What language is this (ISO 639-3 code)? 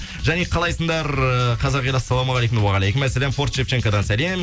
kaz